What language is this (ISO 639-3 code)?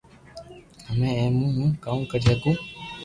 lrk